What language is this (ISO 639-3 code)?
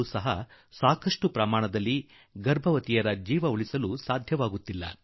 kan